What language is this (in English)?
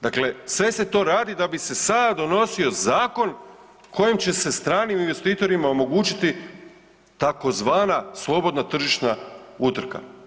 Croatian